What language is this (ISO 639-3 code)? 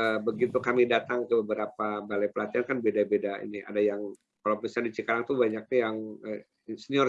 ind